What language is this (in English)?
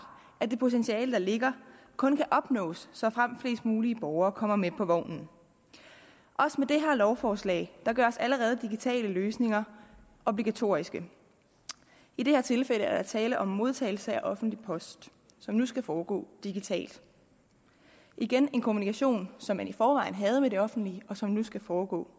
Danish